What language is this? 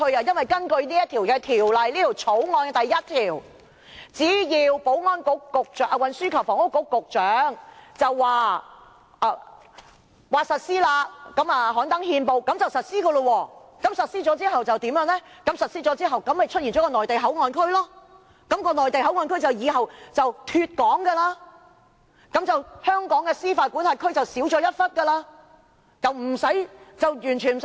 Cantonese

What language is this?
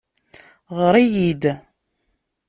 Kabyle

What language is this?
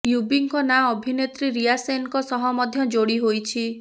Odia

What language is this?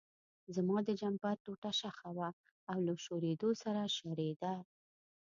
Pashto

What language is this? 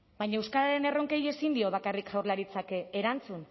Basque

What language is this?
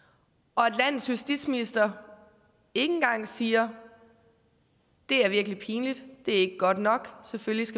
Danish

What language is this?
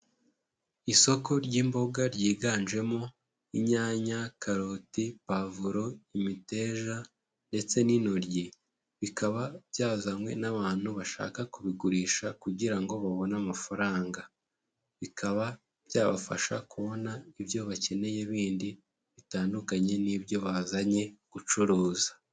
Kinyarwanda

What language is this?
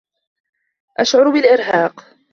Arabic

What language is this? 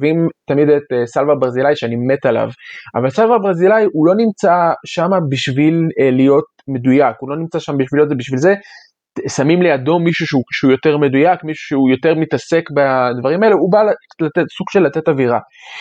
Hebrew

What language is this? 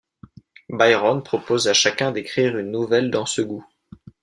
French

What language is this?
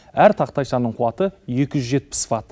Kazakh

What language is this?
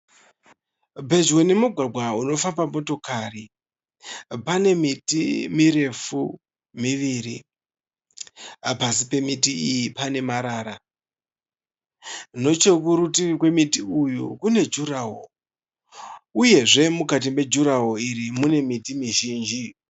Shona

